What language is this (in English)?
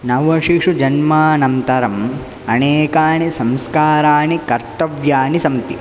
Sanskrit